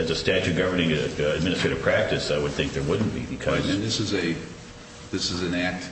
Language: English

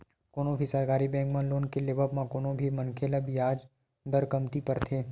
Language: Chhattisgarhi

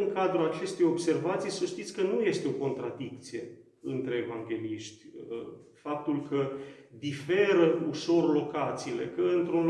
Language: Romanian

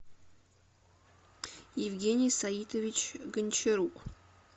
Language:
Russian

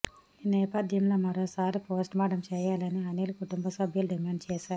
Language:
Telugu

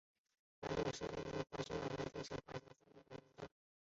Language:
Chinese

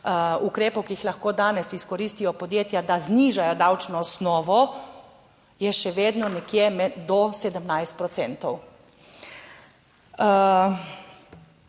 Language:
Slovenian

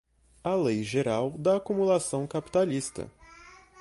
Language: Portuguese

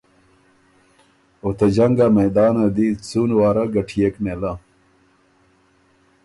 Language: Ormuri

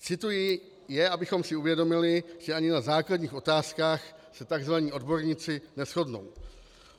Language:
Czech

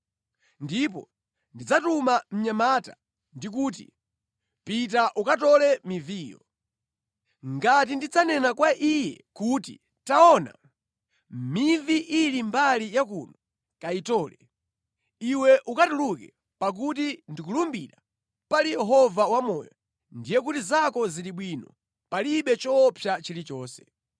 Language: Nyanja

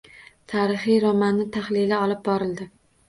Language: Uzbek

